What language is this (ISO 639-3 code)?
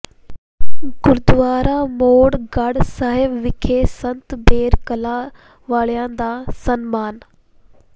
pan